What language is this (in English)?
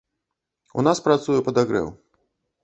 Belarusian